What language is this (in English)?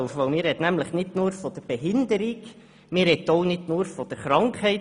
Swiss German